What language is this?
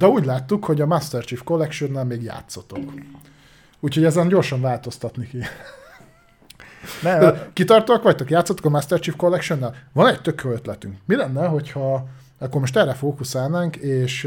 Hungarian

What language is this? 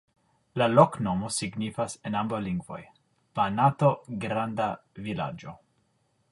Esperanto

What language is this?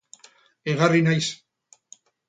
Basque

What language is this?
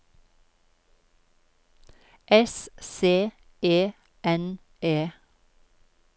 Norwegian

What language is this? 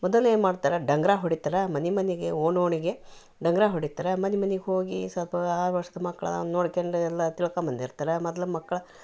Kannada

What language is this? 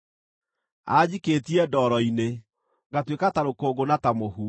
Kikuyu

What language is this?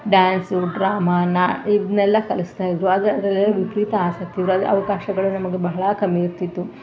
Kannada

